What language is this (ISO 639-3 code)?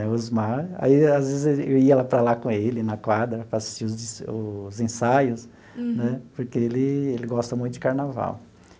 por